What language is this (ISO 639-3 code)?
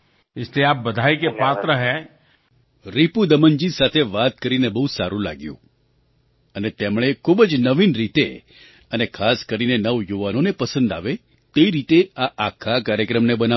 guj